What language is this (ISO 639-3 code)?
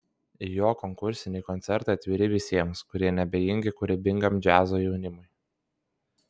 lit